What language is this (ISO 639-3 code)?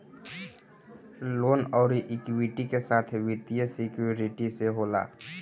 bho